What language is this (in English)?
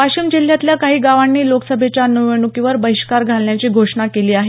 Marathi